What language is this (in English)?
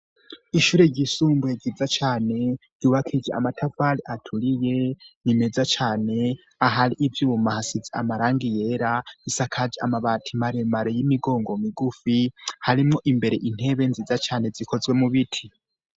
Rundi